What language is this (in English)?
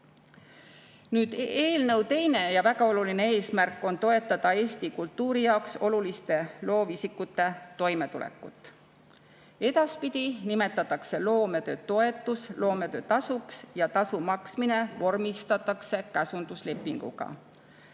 Estonian